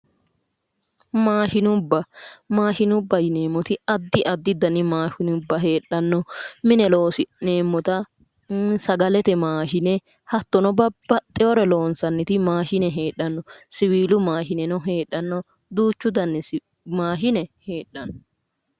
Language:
Sidamo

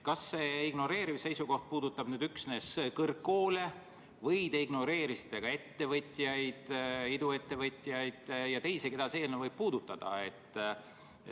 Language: Estonian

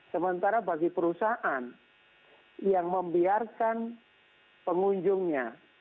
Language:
Indonesian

